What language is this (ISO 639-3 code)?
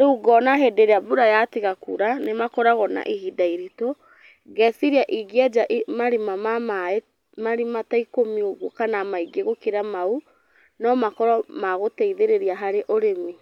kik